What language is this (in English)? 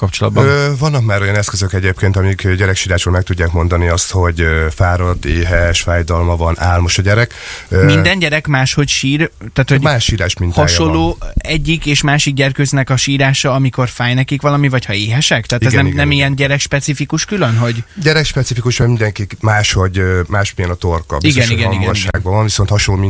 Hungarian